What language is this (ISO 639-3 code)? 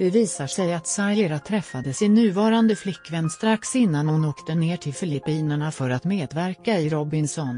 swe